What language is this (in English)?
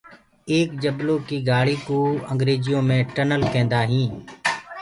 Gurgula